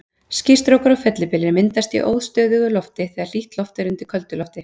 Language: Icelandic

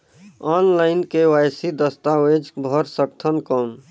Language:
Chhattisgarhi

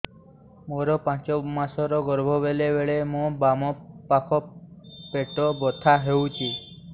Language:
Odia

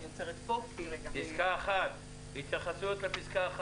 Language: Hebrew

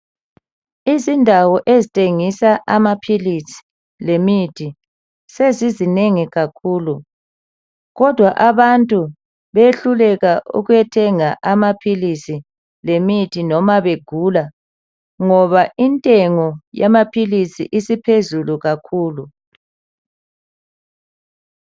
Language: North Ndebele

